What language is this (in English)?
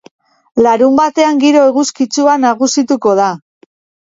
Basque